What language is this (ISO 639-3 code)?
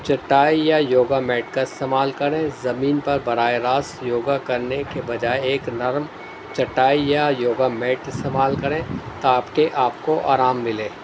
urd